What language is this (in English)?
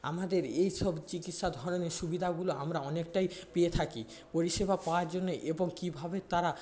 Bangla